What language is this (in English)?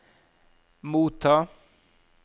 Norwegian